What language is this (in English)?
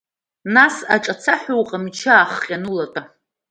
Abkhazian